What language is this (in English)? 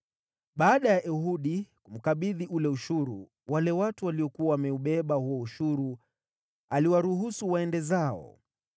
Swahili